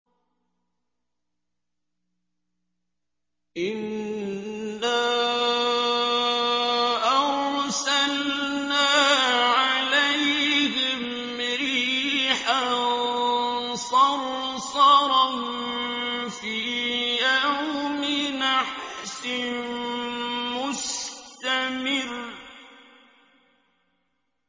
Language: Arabic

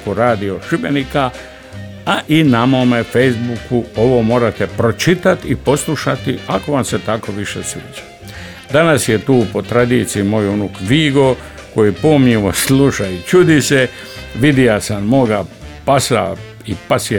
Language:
Croatian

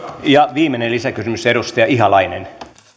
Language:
Finnish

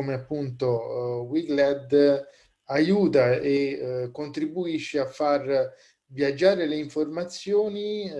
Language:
Italian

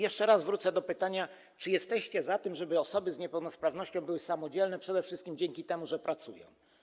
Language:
Polish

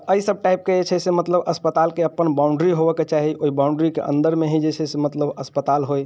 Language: Maithili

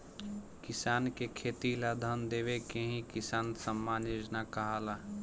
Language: Bhojpuri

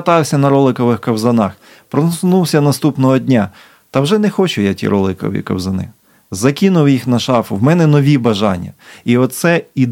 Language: Ukrainian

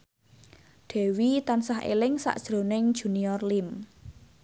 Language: Javanese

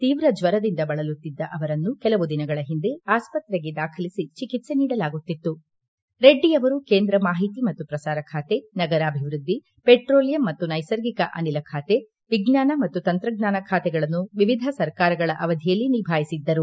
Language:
Kannada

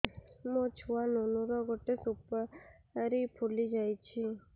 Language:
Odia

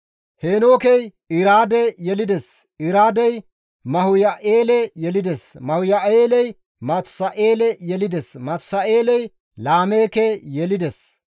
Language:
Gamo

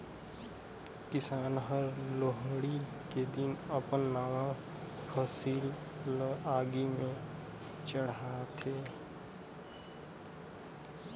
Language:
Chhattisgarhi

